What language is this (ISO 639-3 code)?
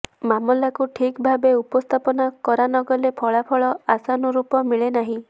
ori